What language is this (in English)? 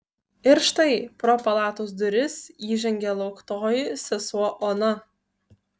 Lithuanian